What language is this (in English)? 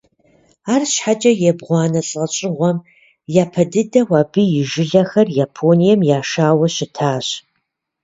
Kabardian